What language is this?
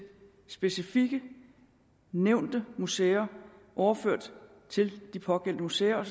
Danish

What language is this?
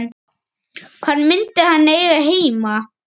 Icelandic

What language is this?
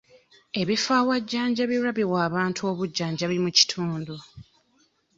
Ganda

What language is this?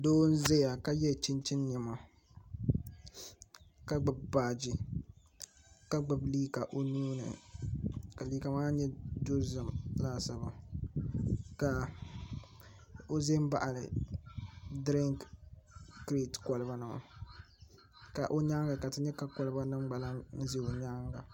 Dagbani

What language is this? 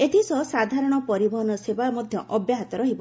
Odia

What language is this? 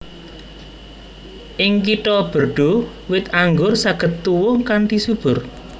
Javanese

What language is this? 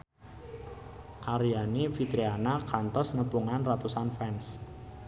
Sundanese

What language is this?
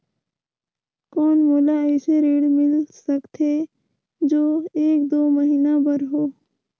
Chhattisgarhi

